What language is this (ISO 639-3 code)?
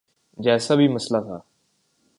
urd